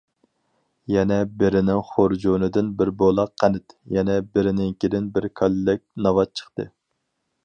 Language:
Uyghur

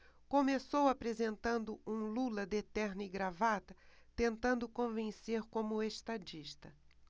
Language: Portuguese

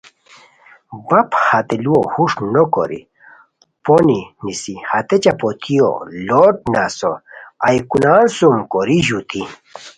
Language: Khowar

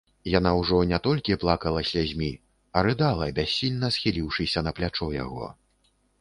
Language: Belarusian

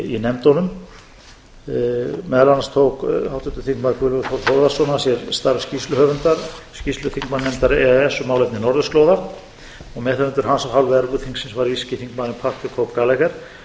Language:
Icelandic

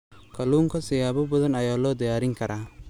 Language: Somali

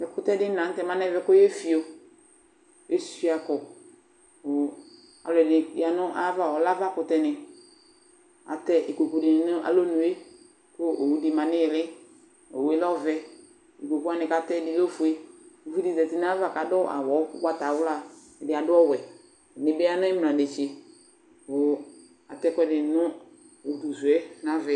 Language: Ikposo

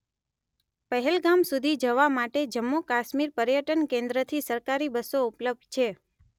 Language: Gujarati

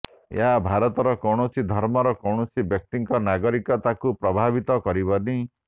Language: Odia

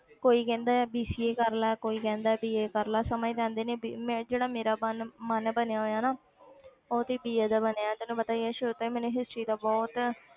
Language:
Punjabi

